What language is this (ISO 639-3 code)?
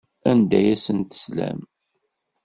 kab